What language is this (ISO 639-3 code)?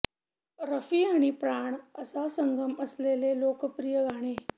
mar